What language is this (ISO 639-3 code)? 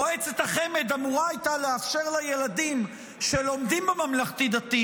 heb